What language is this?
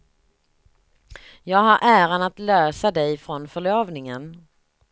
Swedish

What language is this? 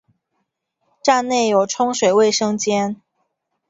Chinese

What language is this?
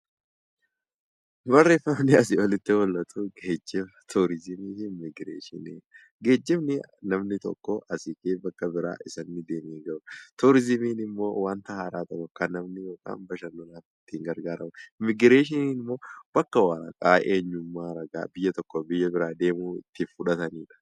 Oromo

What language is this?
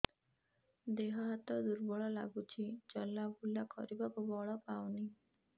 Odia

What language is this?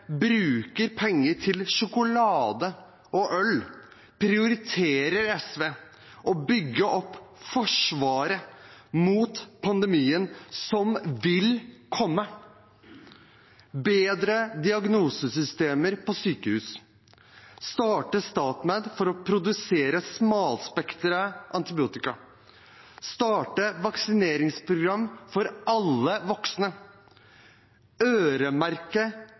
Norwegian Bokmål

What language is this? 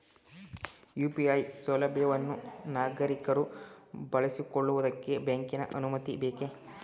Kannada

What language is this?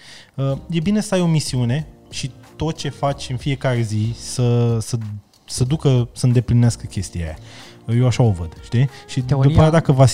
Romanian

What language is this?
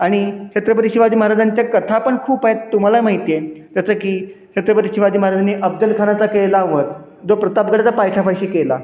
Marathi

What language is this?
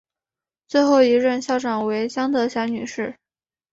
Chinese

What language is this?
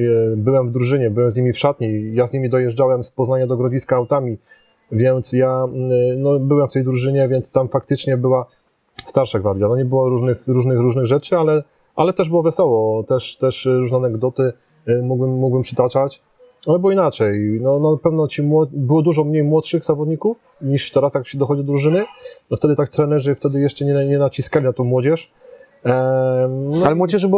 Polish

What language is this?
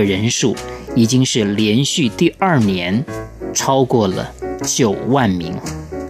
Chinese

